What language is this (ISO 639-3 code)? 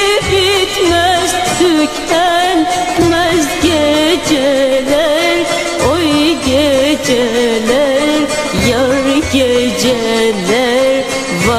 tur